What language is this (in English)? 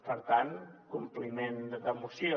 Catalan